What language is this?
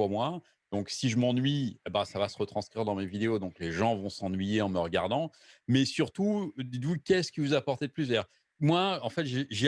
French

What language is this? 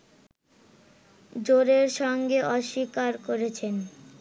Bangla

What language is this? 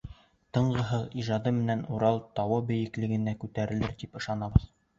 Bashkir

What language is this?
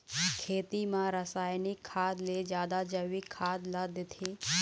Chhattisgarhi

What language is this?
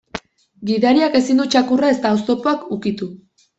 Basque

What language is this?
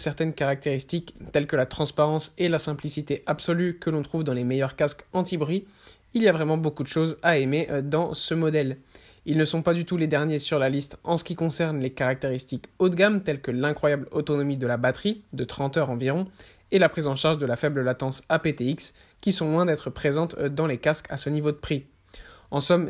French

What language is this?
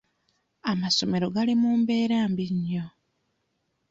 Ganda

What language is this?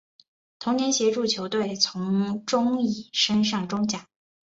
Chinese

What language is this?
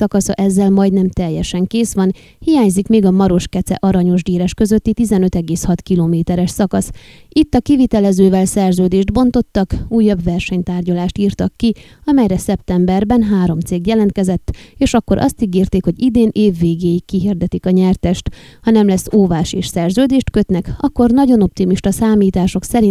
Hungarian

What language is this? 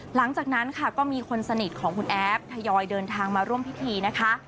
Thai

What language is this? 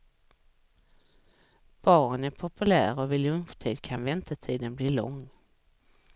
Swedish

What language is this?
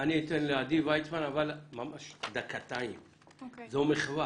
Hebrew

